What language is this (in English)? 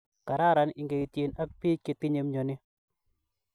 Kalenjin